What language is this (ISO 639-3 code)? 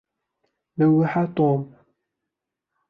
ara